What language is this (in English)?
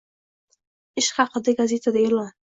Uzbek